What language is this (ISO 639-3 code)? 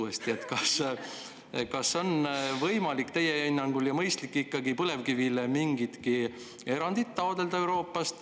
est